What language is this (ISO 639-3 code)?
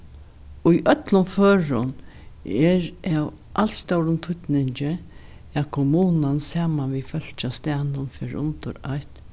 fao